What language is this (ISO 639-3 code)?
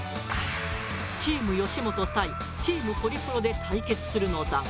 jpn